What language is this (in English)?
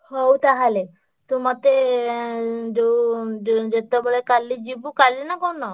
Odia